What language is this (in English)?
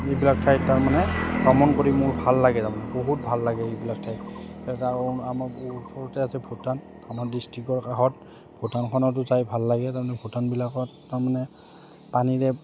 Assamese